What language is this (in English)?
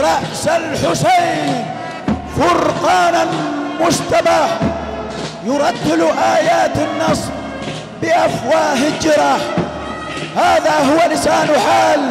Arabic